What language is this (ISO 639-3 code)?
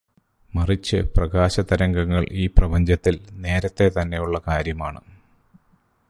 mal